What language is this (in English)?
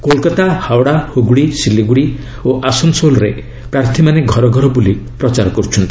Odia